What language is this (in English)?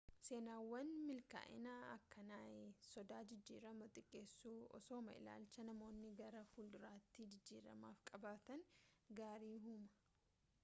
Oromo